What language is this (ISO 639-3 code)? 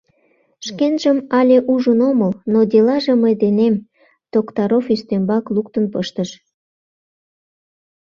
chm